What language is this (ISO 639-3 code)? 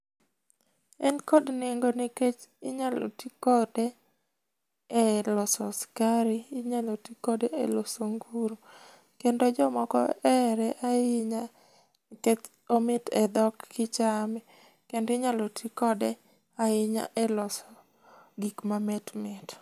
luo